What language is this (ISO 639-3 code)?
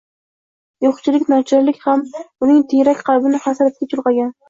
uzb